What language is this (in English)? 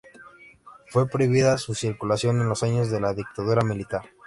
Spanish